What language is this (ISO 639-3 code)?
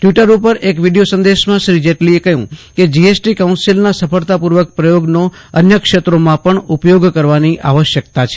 guj